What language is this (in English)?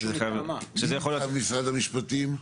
Hebrew